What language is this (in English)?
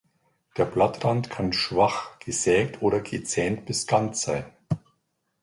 German